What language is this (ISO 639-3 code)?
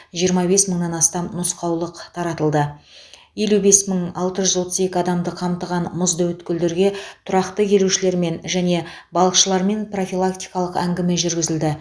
kaz